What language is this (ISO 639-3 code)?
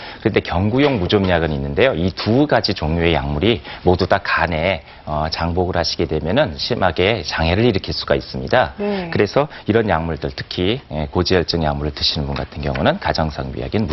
kor